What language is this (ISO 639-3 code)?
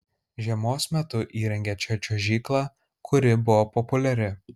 lit